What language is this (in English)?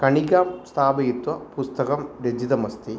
Sanskrit